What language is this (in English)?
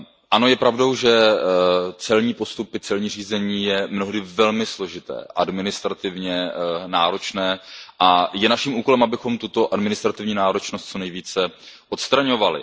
Czech